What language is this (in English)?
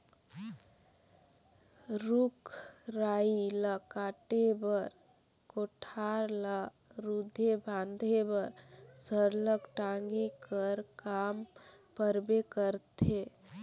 Chhattisgarhi